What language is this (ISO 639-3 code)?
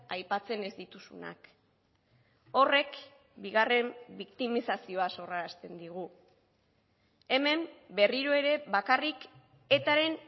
eus